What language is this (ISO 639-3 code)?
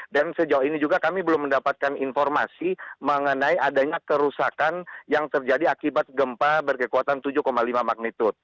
ind